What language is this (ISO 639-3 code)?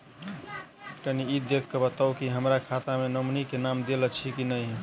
mai